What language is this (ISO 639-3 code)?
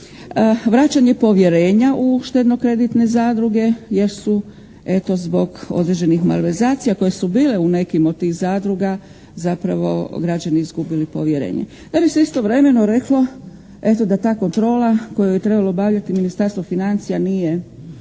hrv